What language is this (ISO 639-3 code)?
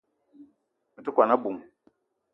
eto